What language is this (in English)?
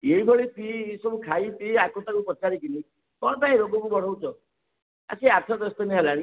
Odia